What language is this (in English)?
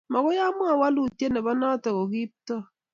Kalenjin